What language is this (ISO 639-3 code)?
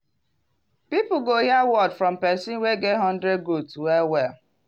pcm